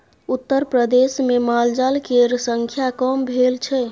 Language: Maithili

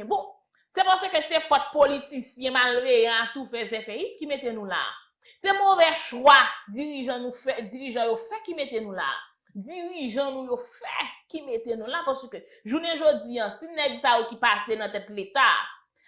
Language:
French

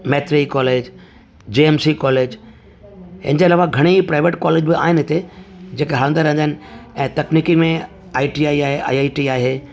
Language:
Sindhi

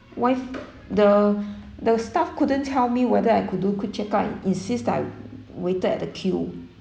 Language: English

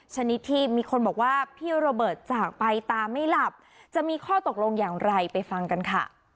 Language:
Thai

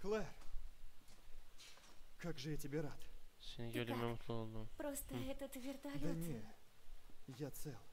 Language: Turkish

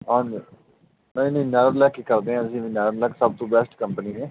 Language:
Punjabi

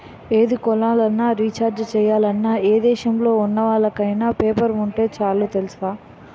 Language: Telugu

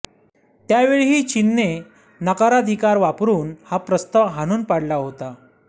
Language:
Marathi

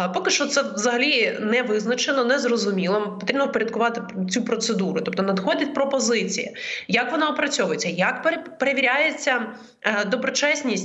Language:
Ukrainian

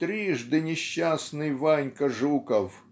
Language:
Russian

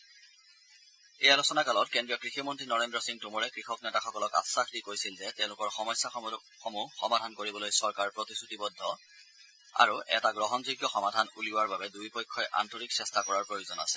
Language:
Assamese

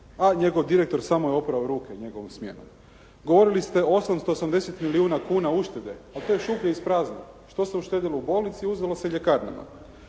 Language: Croatian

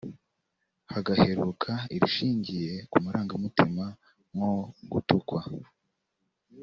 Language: Kinyarwanda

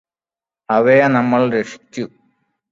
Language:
Malayalam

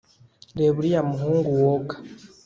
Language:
Kinyarwanda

